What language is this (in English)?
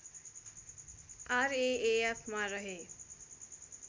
Nepali